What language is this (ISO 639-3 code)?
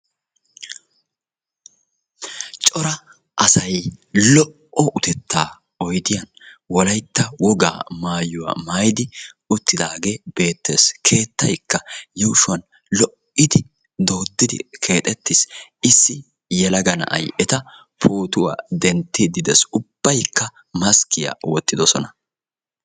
wal